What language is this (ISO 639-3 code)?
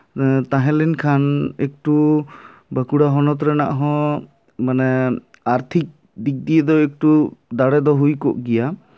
sat